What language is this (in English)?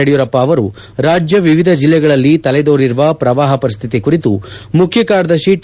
Kannada